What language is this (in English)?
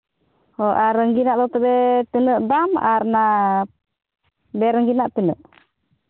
Santali